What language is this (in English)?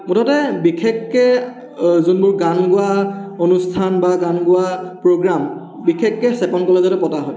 Assamese